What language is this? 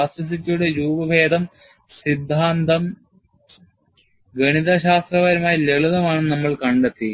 Malayalam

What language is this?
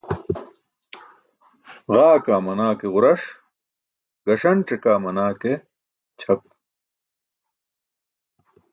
Burushaski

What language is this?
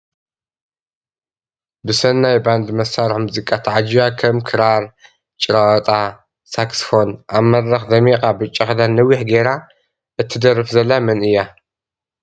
Tigrinya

